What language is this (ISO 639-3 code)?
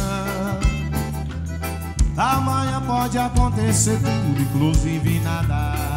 por